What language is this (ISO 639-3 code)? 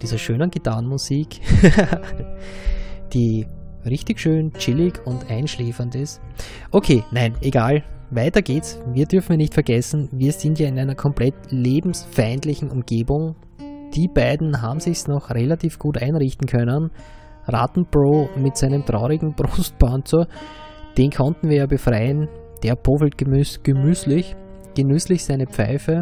deu